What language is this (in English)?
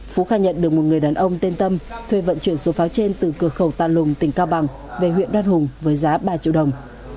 Vietnamese